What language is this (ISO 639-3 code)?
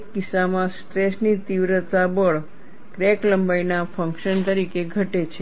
guj